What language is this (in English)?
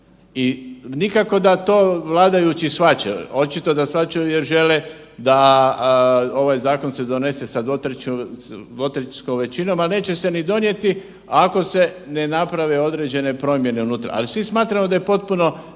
Croatian